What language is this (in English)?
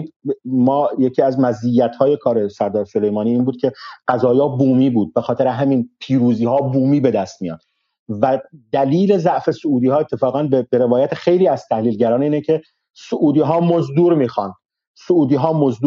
Persian